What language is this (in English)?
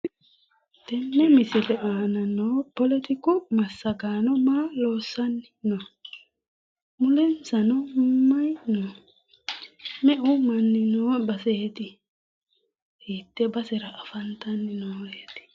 Sidamo